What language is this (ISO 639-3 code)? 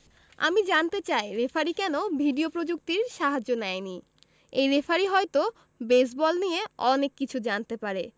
ben